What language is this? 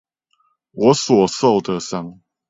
Chinese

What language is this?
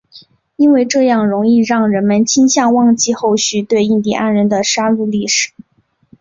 Chinese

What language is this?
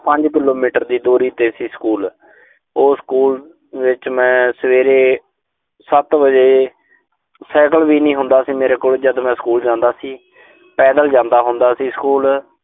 Punjabi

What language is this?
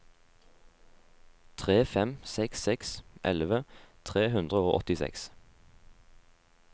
Norwegian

